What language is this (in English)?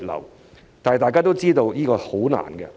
Cantonese